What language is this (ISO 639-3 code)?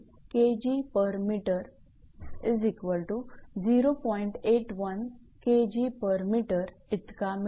mar